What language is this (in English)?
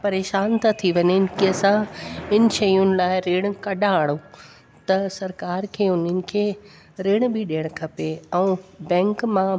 Sindhi